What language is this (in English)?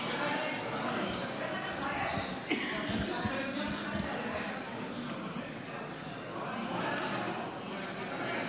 Hebrew